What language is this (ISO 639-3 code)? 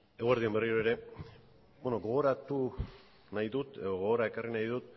eus